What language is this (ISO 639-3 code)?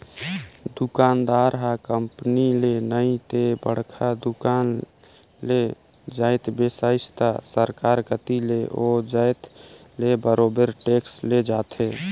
hne